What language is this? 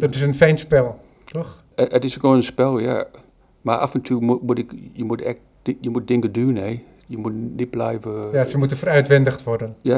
Dutch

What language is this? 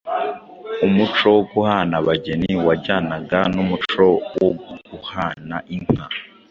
Kinyarwanda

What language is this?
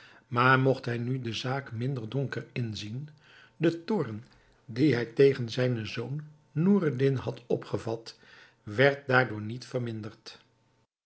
Dutch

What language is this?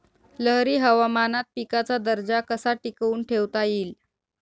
Marathi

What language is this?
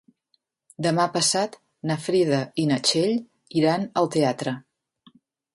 Catalan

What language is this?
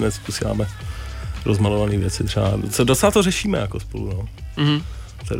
Czech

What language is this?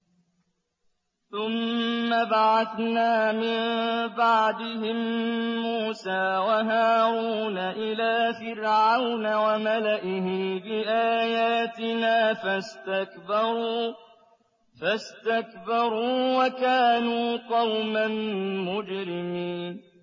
Arabic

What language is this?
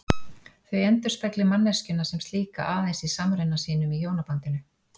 Icelandic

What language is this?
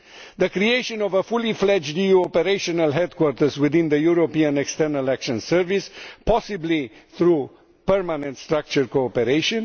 English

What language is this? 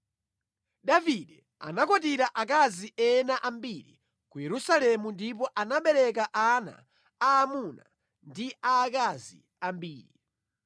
Nyanja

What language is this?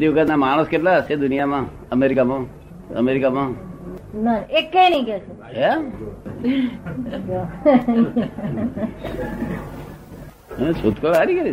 Gujarati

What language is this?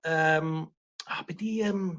Welsh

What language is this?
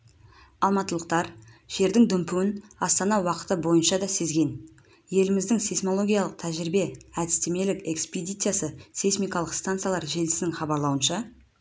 Kazakh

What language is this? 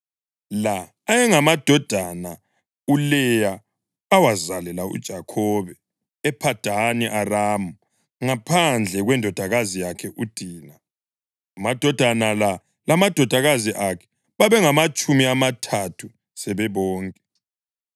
North Ndebele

